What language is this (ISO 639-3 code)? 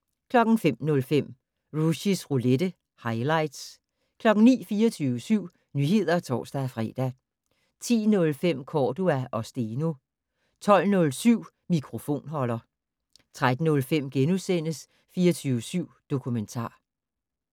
dan